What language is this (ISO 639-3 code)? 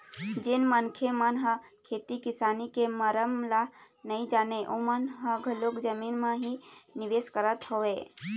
hne